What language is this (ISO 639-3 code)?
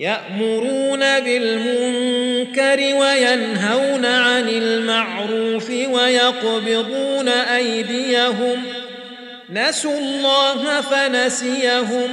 ara